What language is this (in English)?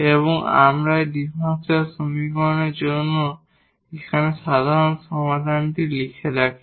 Bangla